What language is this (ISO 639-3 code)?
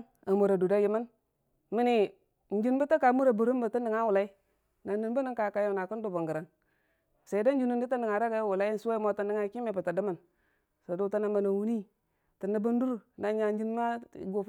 cfa